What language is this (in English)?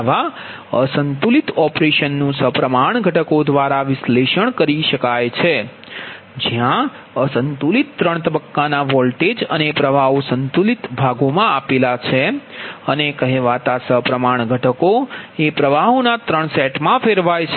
Gujarati